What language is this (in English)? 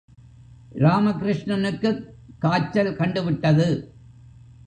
Tamil